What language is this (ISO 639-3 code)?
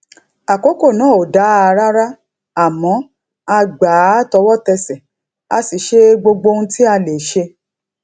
yor